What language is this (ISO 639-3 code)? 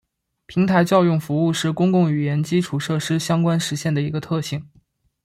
zho